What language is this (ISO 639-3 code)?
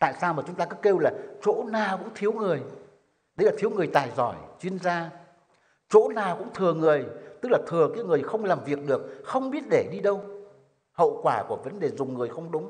vie